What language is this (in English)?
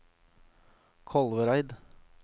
Norwegian